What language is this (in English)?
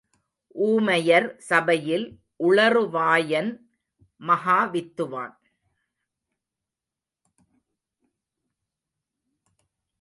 Tamil